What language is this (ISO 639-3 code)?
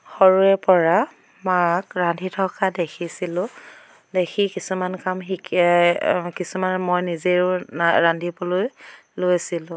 asm